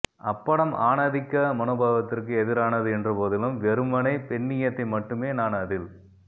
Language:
Tamil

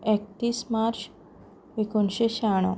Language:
Konkani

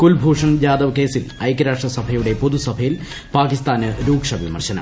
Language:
Malayalam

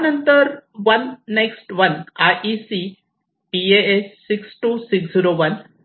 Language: Marathi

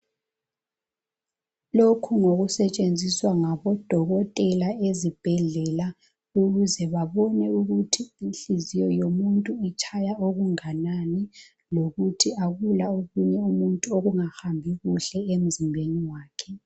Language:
North Ndebele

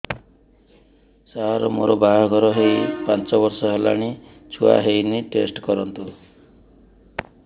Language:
Odia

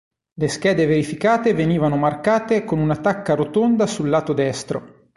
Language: Italian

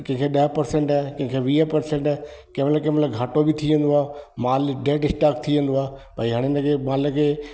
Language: Sindhi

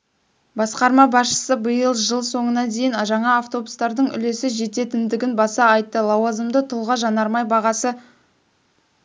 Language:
Kazakh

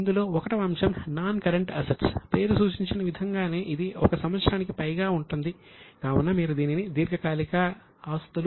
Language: Telugu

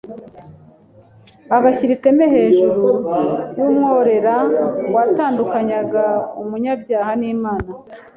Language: Kinyarwanda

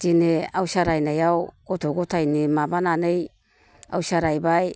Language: Bodo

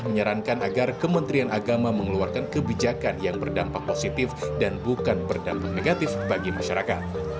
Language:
Indonesian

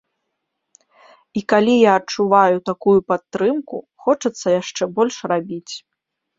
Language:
Belarusian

